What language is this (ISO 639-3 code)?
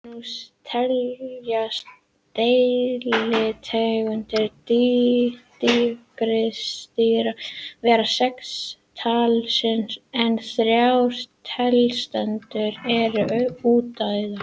isl